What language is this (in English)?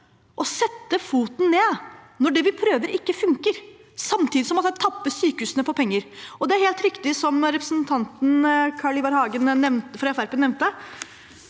Norwegian